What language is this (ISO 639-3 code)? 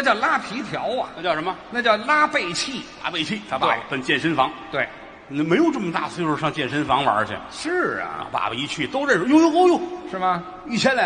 zho